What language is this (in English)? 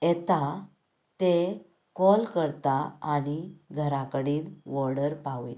Konkani